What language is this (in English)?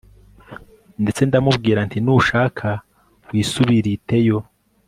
Kinyarwanda